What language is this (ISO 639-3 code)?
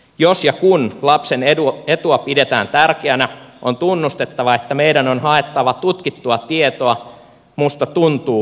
fin